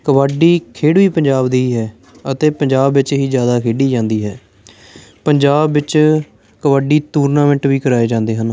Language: Punjabi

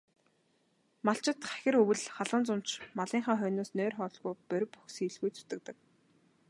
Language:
Mongolian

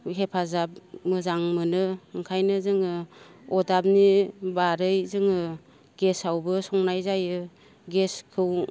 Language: Bodo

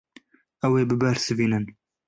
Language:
Kurdish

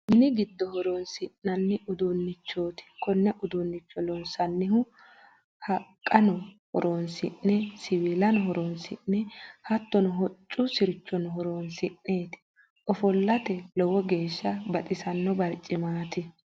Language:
Sidamo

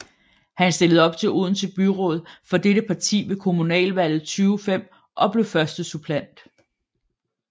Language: Danish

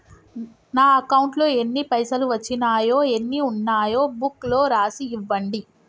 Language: Telugu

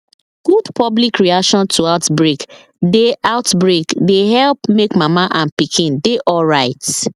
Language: Nigerian Pidgin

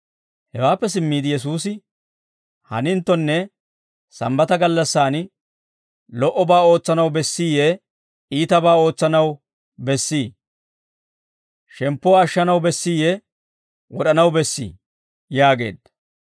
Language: Dawro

